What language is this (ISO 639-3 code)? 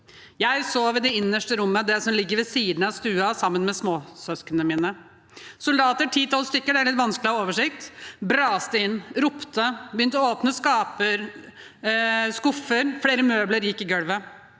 nor